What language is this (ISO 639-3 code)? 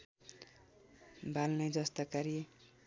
nep